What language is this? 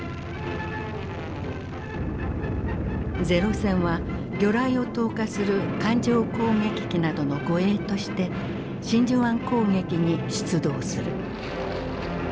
Japanese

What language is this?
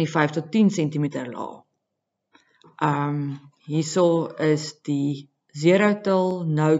Dutch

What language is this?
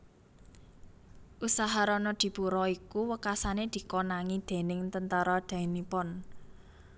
Javanese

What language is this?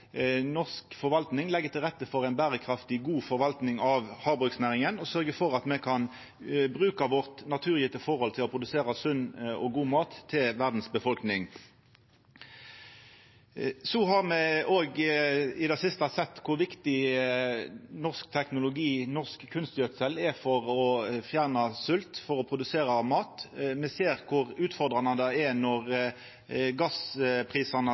Norwegian Nynorsk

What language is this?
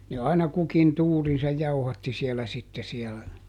Finnish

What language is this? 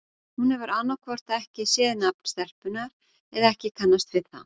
Icelandic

